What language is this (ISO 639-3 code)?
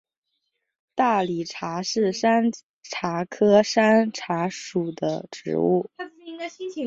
zho